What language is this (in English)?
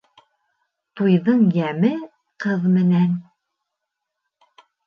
Bashkir